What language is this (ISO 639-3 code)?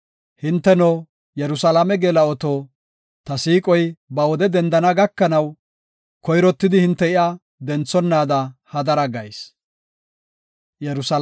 gof